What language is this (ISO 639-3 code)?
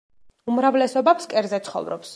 kat